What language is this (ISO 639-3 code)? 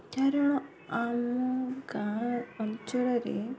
ori